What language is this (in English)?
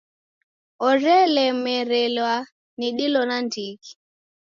Taita